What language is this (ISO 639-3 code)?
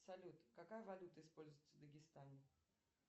rus